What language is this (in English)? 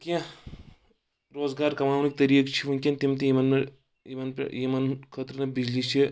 Kashmiri